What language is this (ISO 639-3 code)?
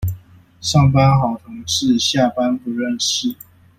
zho